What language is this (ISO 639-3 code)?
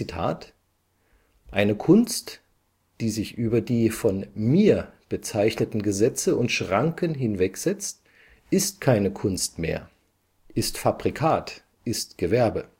deu